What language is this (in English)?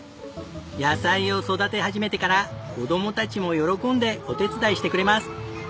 Japanese